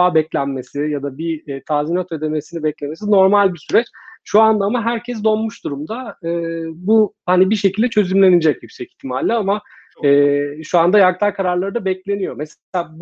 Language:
Turkish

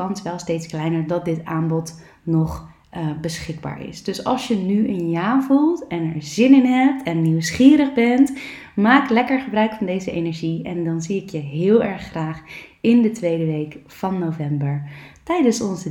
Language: Dutch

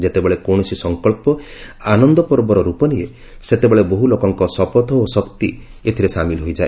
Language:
Odia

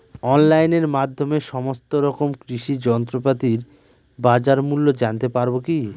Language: Bangla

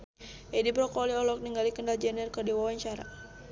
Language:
Sundanese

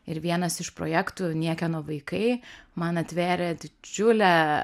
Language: Lithuanian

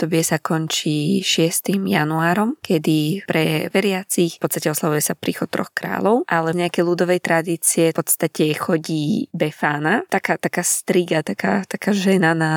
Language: Slovak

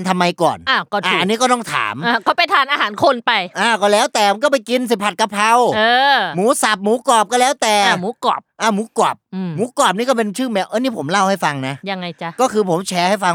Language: Thai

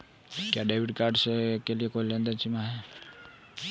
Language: Hindi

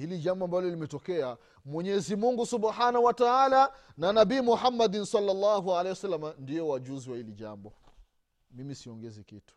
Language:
Swahili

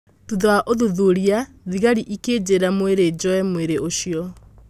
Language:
Kikuyu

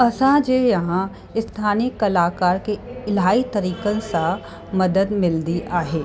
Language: Sindhi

